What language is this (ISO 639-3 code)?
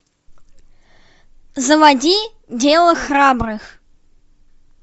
rus